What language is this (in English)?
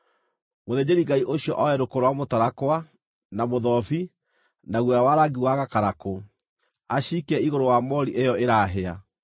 Kikuyu